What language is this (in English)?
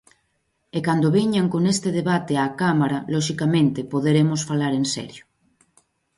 Galician